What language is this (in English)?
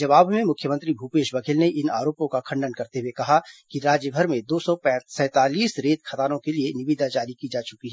Hindi